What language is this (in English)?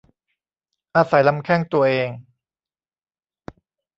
Thai